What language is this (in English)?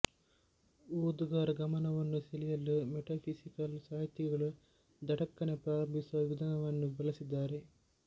Kannada